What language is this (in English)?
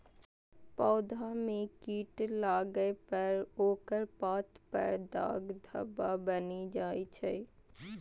Maithili